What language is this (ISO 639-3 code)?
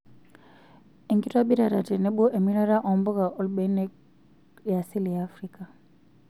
mas